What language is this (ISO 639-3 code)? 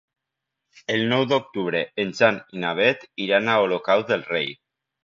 cat